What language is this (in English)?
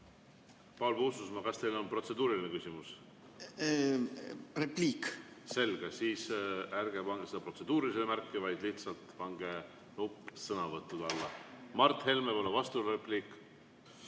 Estonian